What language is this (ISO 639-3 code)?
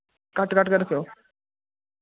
doi